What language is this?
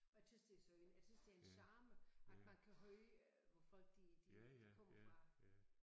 Danish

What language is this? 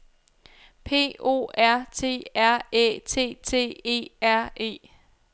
Danish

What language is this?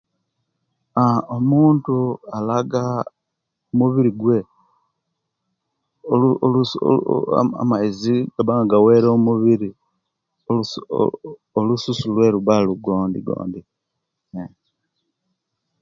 Kenyi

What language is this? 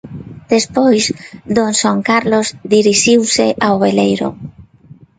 Galician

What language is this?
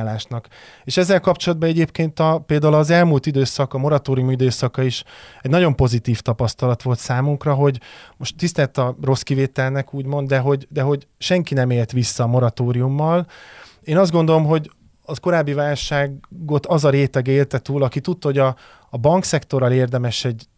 Hungarian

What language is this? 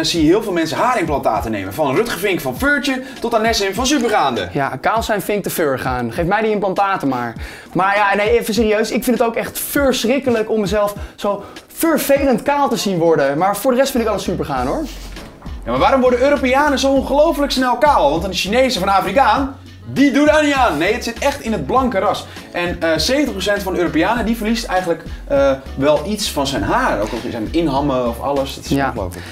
Dutch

